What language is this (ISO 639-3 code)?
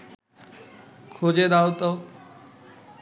ben